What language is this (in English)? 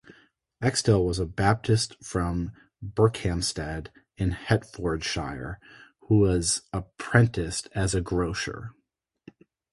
English